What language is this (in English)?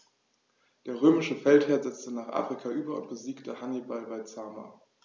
German